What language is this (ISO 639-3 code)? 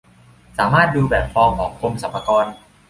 tha